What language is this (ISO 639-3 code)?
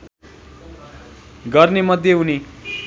nep